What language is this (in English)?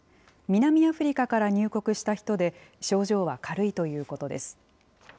Japanese